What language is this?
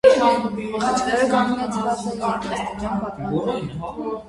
Armenian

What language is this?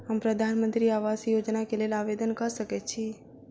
Maithili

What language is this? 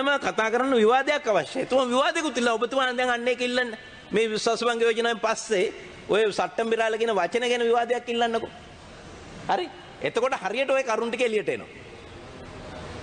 Indonesian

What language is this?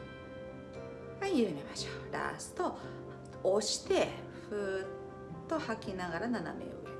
Japanese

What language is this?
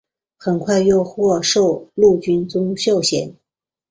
Chinese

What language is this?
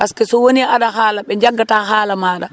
Wolof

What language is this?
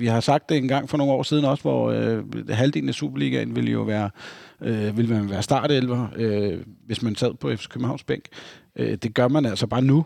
Danish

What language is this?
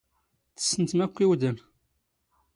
Standard Moroccan Tamazight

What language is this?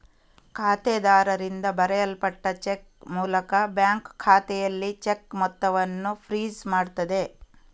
Kannada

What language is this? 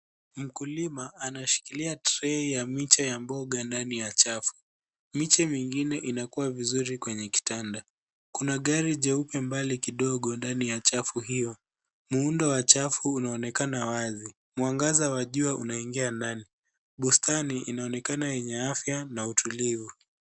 Swahili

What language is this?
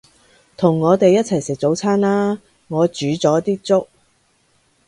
Cantonese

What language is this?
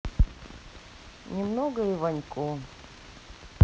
Russian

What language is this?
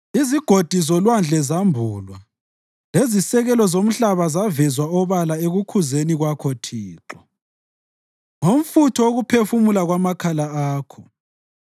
North Ndebele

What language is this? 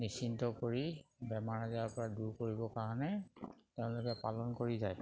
Assamese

